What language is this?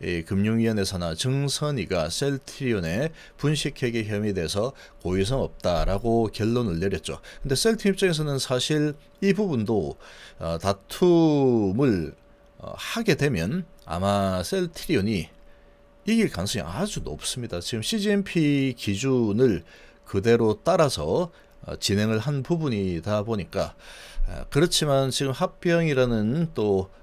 Korean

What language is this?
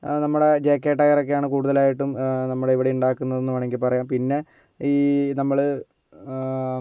Malayalam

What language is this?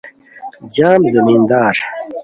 Khowar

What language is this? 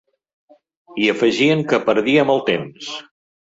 Catalan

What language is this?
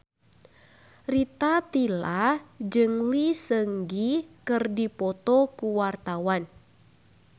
Sundanese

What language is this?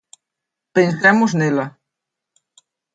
Galician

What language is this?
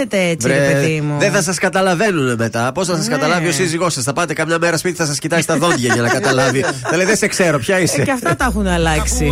Greek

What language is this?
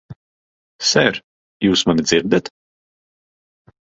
Latvian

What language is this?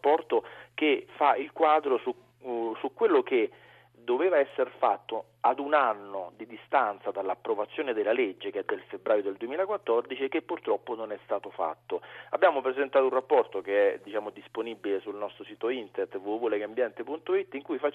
Italian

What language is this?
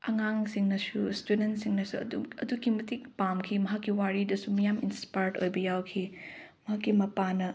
Manipuri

